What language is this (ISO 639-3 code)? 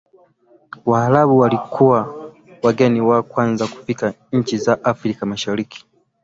swa